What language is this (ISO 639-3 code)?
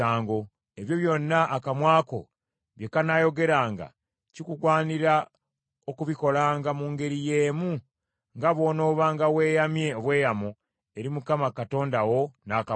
lug